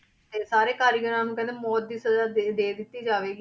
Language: Punjabi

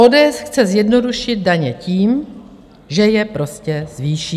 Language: Czech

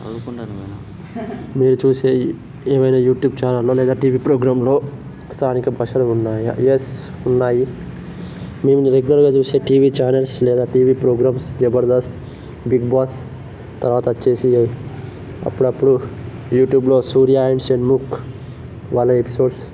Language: Telugu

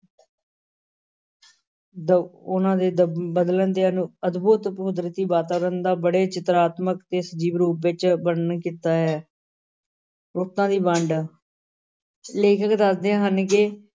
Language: Punjabi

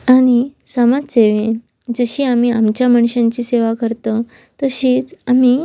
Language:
Konkani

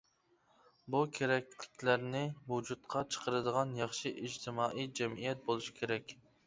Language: Uyghur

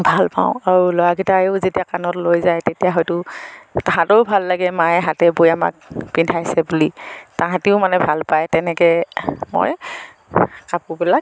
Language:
Assamese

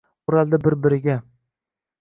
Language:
Uzbek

